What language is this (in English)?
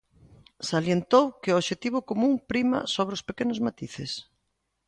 Galician